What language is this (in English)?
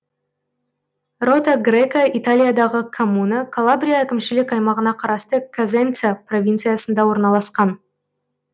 Kazakh